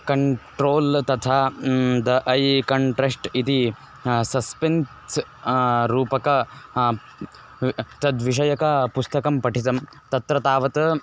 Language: Sanskrit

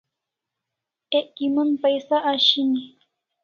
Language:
Kalasha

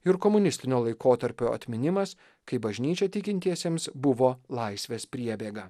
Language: Lithuanian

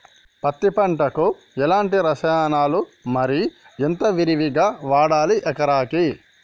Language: Telugu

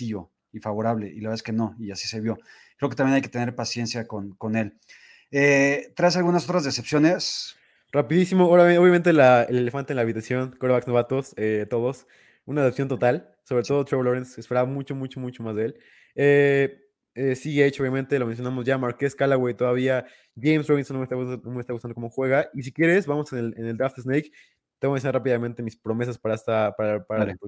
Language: Spanish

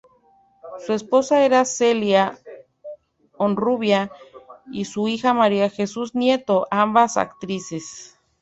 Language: Spanish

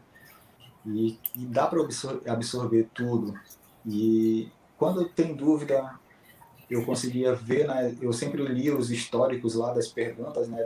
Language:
Portuguese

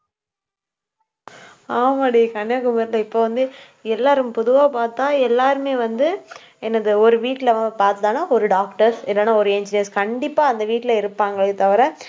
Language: Tamil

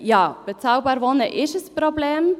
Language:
Swiss German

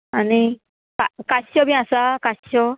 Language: Konkani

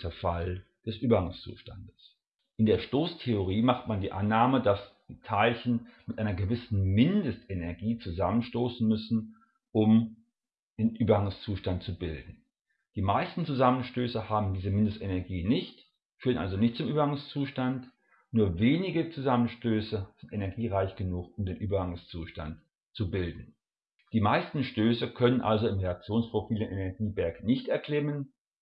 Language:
German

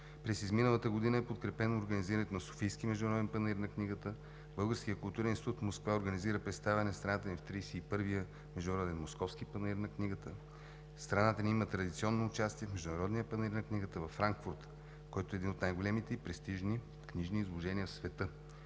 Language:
Bulgarian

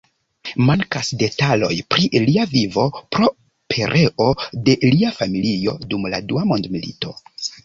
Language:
Esperanto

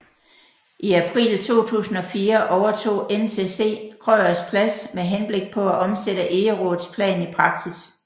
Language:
Danish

